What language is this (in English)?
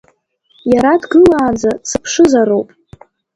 Abkhazian